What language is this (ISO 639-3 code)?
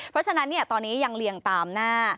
tha